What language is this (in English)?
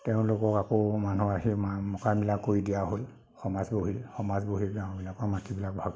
Assamese